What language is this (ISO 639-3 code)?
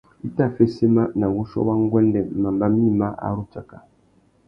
bag